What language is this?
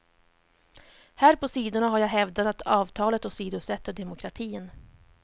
Swedish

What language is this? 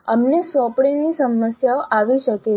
Gujarati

